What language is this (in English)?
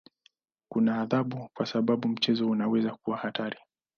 Swahili